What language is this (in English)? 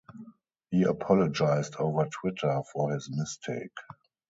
English